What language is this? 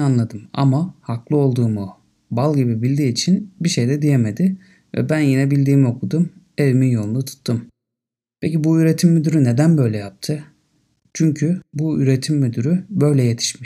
Turkish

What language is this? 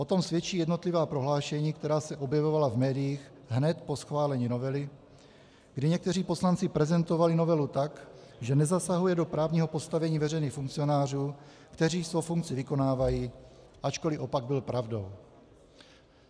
Czech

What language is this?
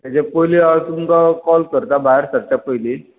Konkani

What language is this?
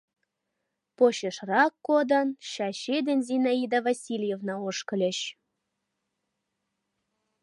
Mari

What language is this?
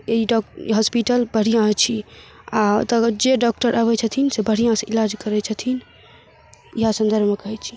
Maithili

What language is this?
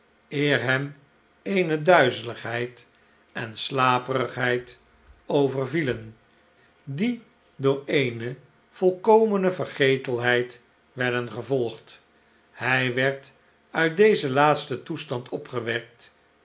Dutch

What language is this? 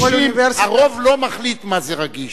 Hebrew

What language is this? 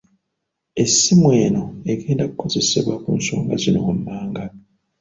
Ganda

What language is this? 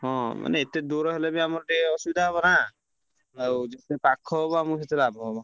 Odia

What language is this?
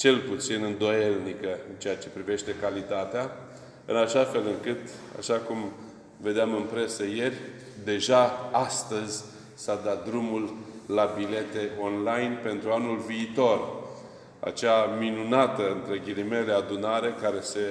Romanian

